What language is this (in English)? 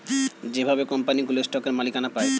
Bangla